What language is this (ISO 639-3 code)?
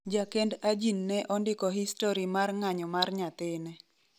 luo